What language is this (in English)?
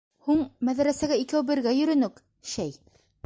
Bashkir